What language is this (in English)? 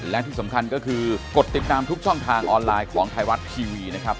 Thai